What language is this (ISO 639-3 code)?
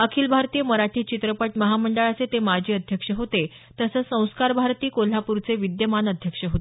mar